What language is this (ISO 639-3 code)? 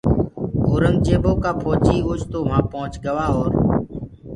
ggg